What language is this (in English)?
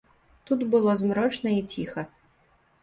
Belarusian